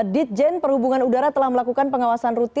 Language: Indonesian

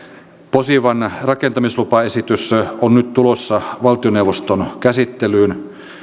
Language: Finnish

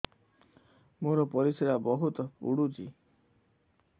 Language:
Odia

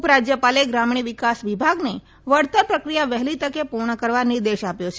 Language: Gujarati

